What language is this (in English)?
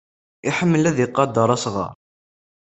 Kabyle